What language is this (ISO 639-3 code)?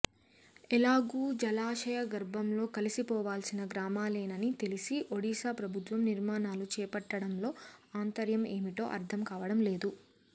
tel